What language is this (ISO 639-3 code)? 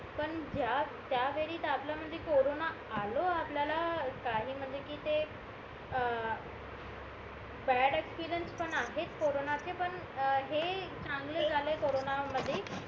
mar